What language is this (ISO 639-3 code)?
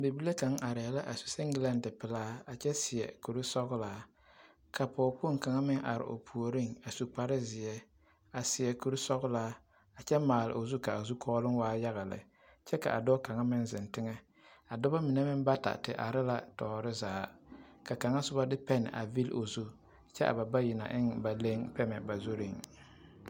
dga